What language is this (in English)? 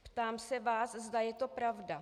Czech